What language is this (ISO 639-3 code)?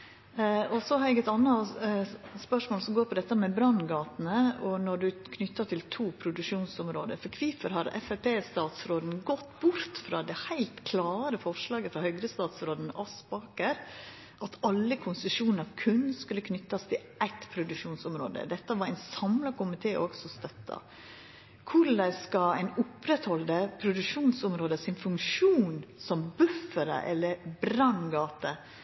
nno